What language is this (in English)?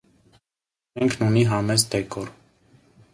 Armenian